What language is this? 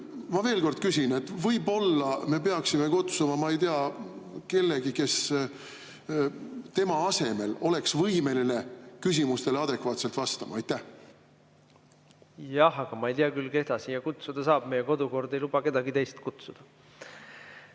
Estonian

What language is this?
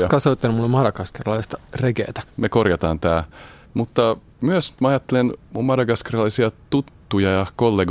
Finnish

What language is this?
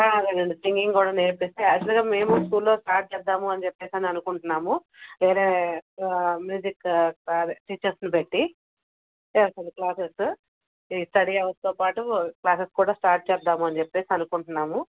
Telugu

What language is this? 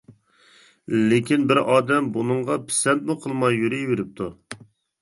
Uyghur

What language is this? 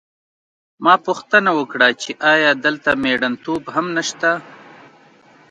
Pashto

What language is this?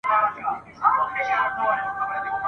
Pashto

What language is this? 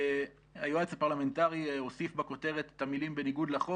Hebrew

